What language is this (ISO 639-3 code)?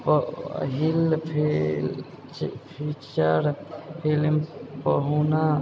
mai